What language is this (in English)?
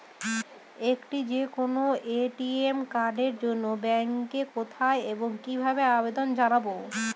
Bangla